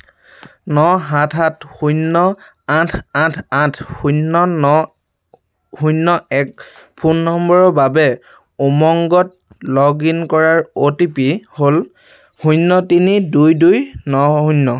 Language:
Assamese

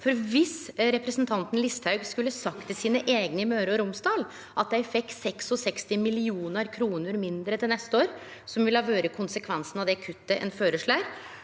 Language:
Norwegian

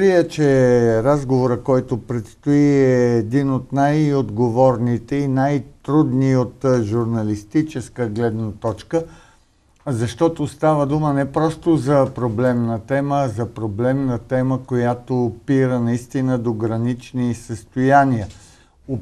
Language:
Bulgarian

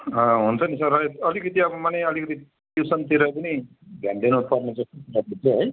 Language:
Nepali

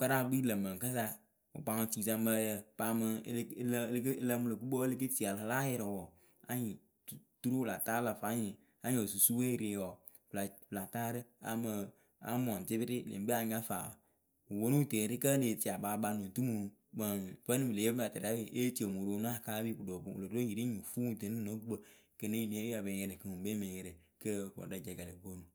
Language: Akebu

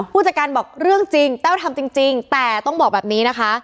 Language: Thai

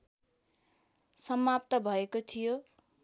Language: Nepali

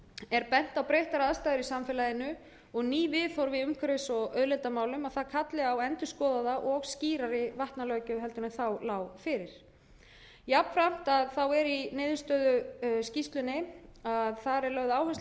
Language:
Icelandic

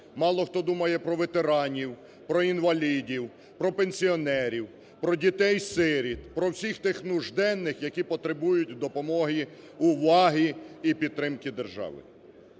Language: Ukrainian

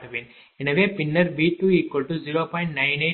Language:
Tamil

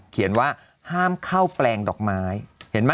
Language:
Thai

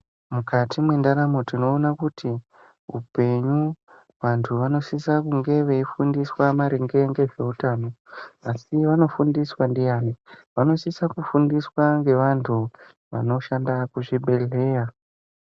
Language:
Ndau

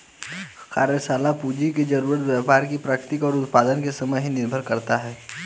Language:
Hindi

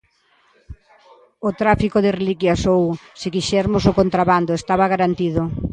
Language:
Galician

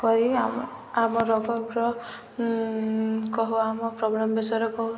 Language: Odia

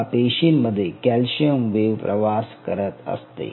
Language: Marathi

